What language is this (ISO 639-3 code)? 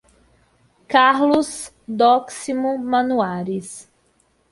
por